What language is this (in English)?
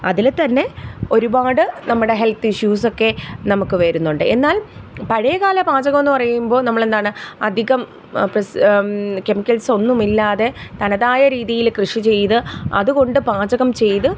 Malayalam